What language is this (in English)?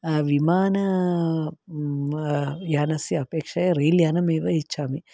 Sanskrit